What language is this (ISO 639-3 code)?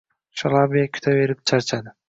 uzb